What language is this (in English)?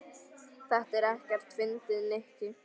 Icelandic